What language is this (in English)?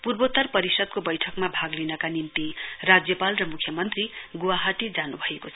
Nepali